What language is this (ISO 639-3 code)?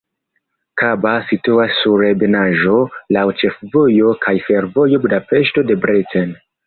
epo